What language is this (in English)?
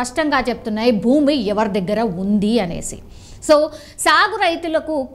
Telugu